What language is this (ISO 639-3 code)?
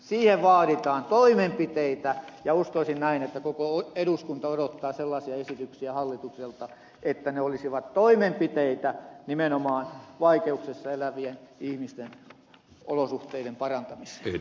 fin